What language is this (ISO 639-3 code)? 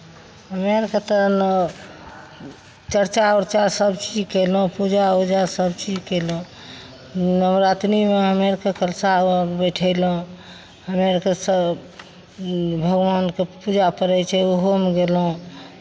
mai